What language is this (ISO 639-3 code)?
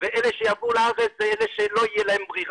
heb